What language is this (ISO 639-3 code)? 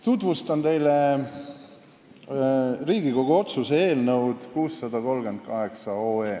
est